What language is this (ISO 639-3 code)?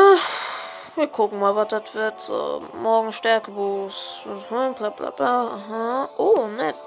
deu